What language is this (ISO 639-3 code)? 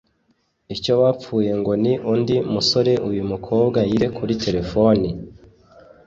kin